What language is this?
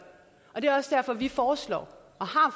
Danish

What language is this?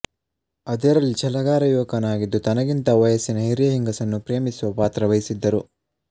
Kannada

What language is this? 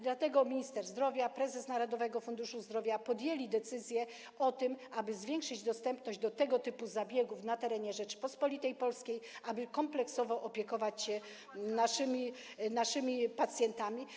Polish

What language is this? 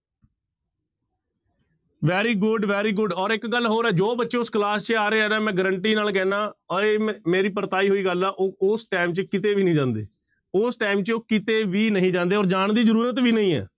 Punjabi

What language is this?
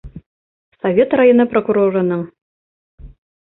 Bashkir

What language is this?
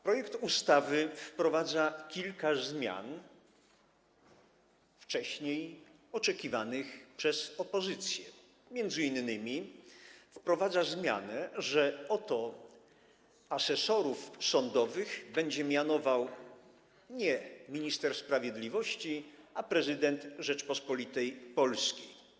Polish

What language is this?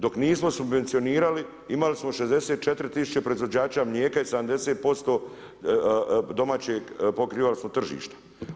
Croatian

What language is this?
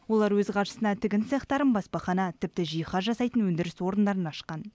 Kazakh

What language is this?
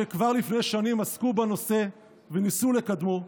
Hebrew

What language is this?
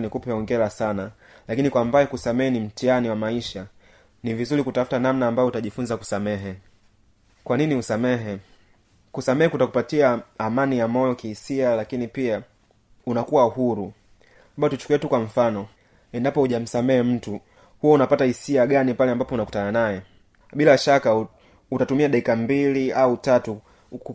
Swahili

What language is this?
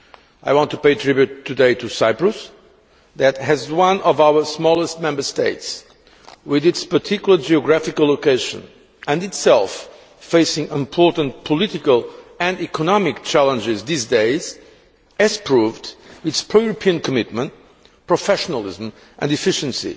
English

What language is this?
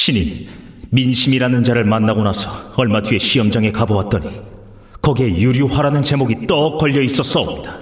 Korean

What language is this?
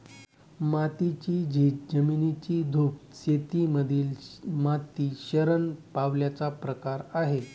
Marathi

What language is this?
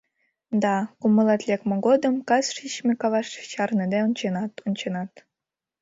Mari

